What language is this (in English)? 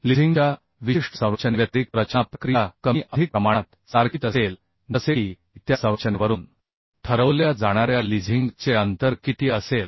Marathi